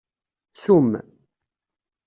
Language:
Kabyle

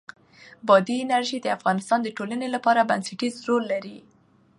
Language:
Pashto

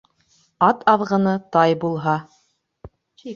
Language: Bashkir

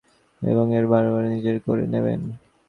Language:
Bangla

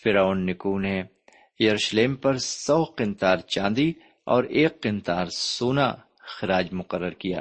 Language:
Urdu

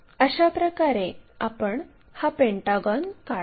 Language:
Marathi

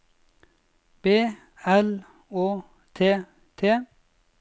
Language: Norwegian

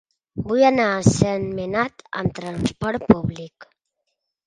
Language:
Catalan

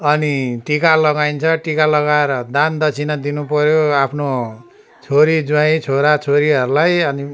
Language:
Nepali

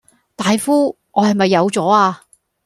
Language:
Cantonese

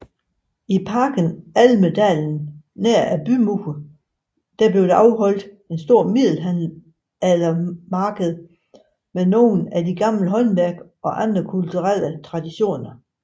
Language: Danish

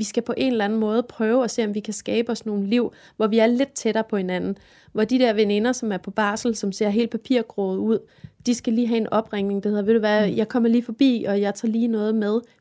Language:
Danish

